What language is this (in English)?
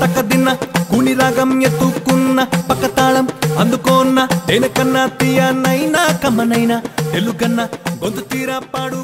Romanian